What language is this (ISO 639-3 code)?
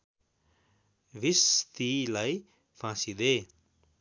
nep